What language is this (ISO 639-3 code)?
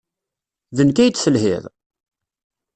kab